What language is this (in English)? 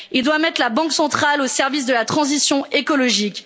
French